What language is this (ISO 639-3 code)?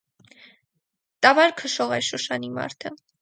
hye